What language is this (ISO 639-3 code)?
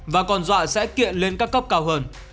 vie